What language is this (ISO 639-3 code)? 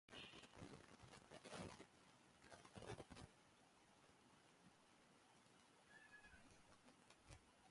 urd